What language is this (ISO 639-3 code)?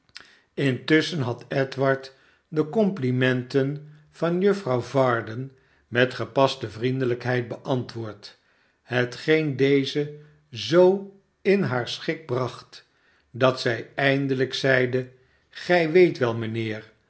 nld